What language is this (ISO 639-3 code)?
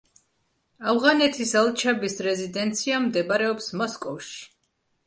kat